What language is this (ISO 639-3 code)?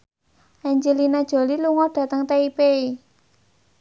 jav